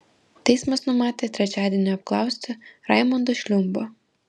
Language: Lithuanian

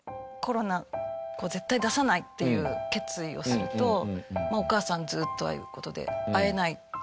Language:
Japanese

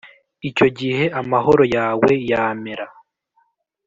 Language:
Kinyarwanda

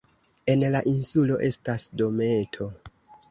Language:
Esperanto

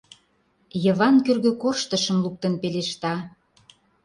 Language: Mari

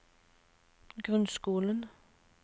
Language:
Norwegian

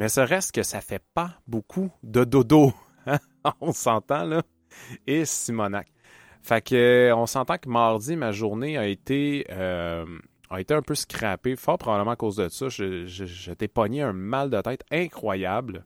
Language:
French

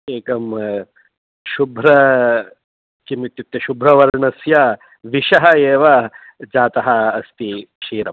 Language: Sanskrit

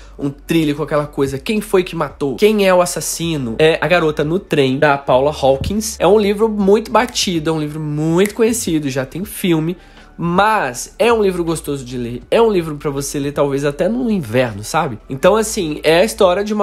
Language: Portuguese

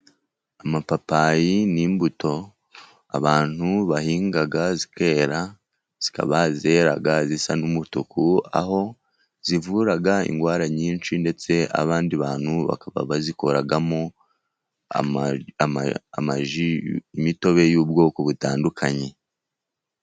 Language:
Kinyarwanda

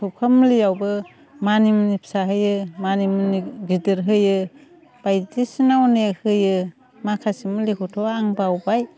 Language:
Bodo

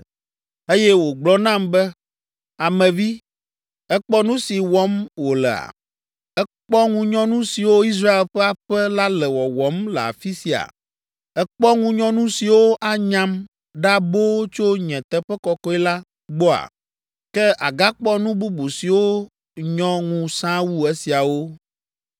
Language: Ewe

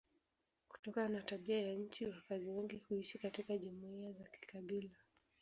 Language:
Swahili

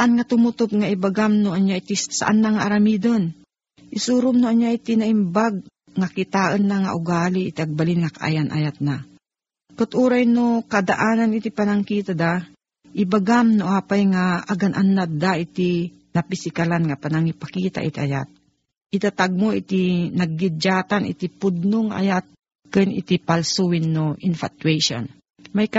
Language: Filipino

